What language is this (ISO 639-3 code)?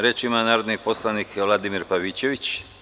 srp